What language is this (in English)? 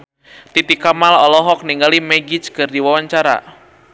Sundanese